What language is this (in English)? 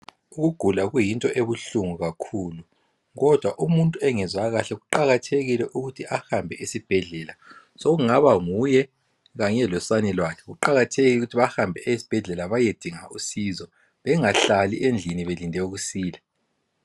North Ndebele